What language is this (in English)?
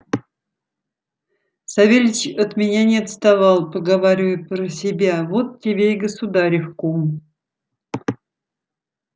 Russian